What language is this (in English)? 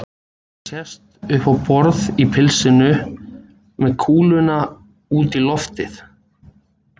Icelandic